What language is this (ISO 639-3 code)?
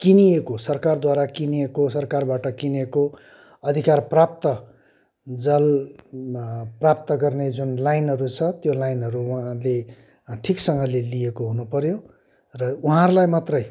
nep